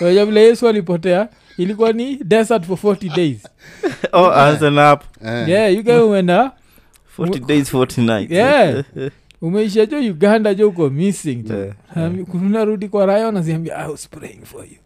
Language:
Swahili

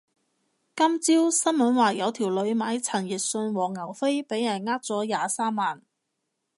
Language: Cantonese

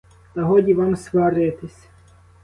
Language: Ukrainian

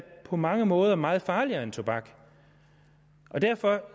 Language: Danish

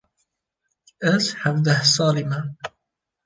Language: Kurdish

